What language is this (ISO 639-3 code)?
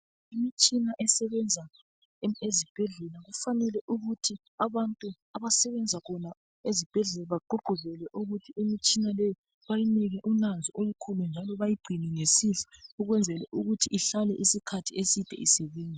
nde